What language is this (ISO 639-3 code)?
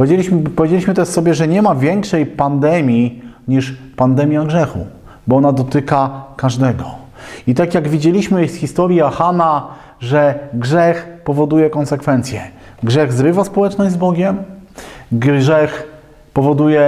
pol